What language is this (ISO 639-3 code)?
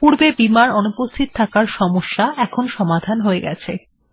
ben